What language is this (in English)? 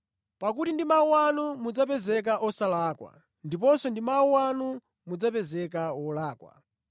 Nyanja